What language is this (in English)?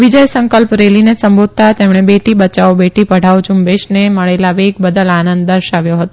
Gujarati